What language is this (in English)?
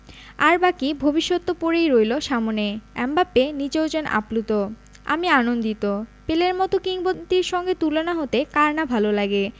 Bangla